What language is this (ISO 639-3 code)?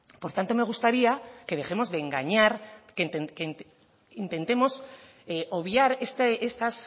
spa